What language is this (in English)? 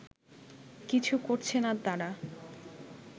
Bangla